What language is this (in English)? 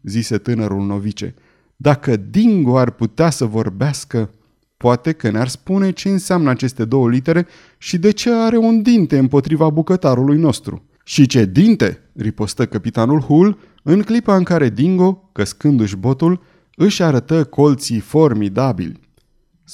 Romanian